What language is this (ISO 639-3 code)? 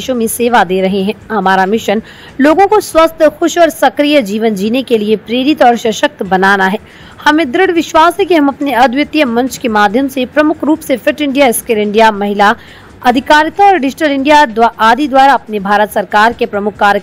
hin